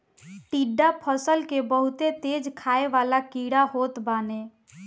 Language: Bhojpuri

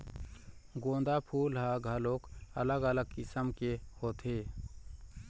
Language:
Chhattisgarhi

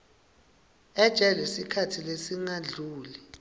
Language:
Swati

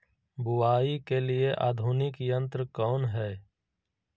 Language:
Magahi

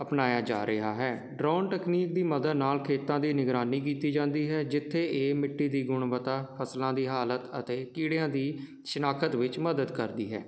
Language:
Punjabi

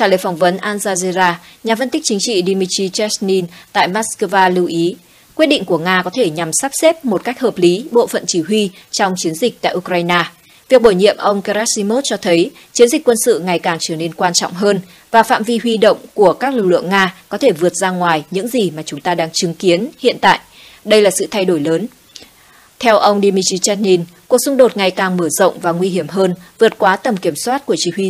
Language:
Vietnamese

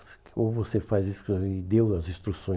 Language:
Portuguese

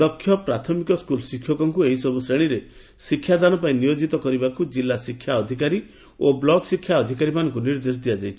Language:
Odia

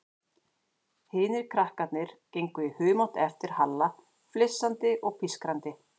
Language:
Icelandic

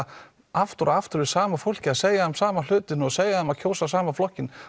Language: Icelandic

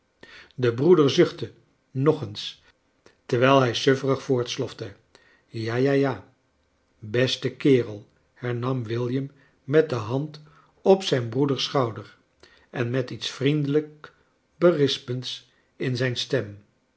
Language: Dutch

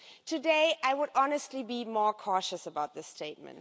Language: English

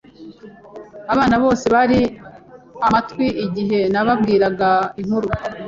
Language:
Kinyarwanda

